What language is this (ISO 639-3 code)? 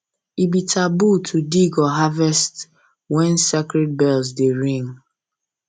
pcm